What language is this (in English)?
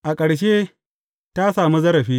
Hausa